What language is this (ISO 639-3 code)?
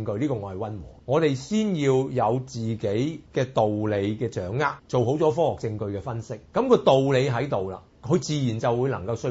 zho